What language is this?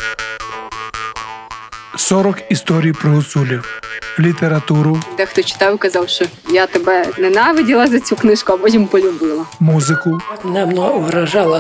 Ukrainian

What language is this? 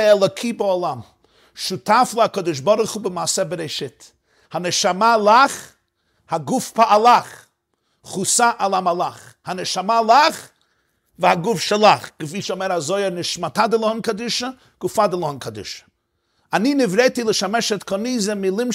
Hebrew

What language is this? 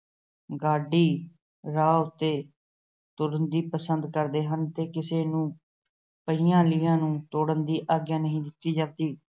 Punjabi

